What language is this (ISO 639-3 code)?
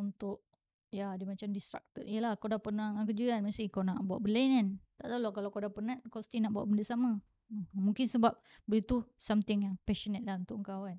msa